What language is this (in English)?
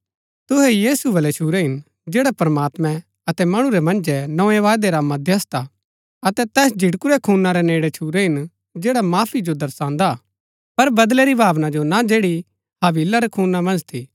Gaddi